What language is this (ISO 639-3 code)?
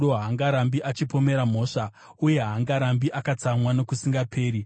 sna